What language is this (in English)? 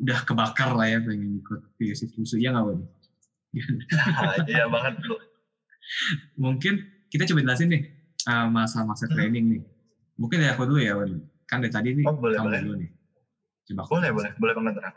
Indonesian